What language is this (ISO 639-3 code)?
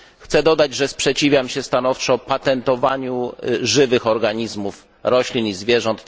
pol